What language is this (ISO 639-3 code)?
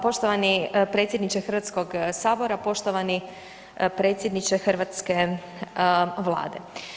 hrv